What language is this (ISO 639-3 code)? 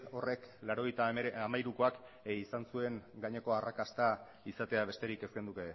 eus